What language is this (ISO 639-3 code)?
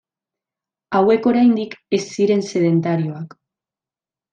eus